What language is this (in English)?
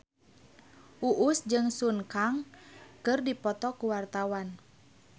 Sundanese